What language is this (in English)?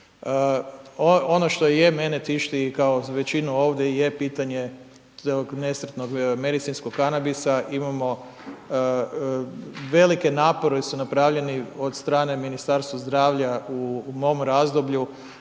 Croatian